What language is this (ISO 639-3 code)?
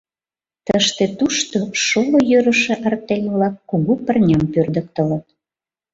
chm